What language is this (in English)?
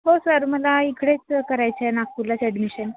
Marathi